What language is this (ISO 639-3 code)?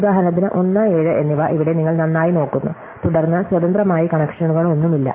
mal